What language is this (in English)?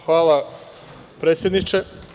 Serbian